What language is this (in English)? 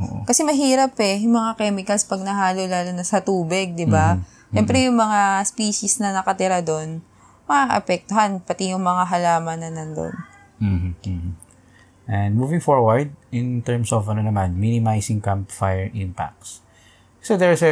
Filipino